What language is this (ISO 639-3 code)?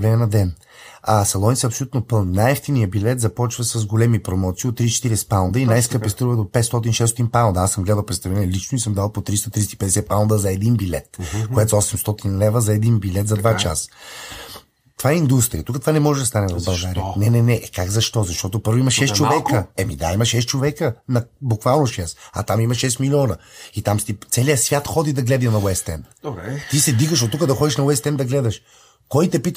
bul